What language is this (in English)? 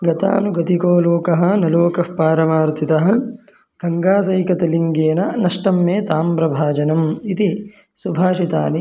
Sanskrit